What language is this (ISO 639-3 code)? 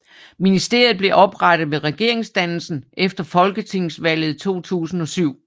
dan